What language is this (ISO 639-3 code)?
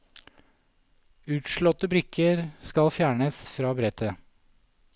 nor